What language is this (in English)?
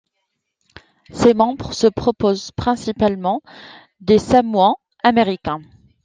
French